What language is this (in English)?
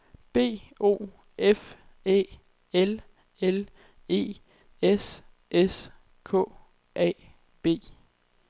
Danish